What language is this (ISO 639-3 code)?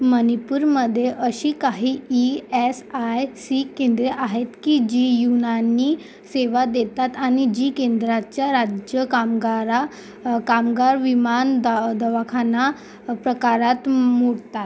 mar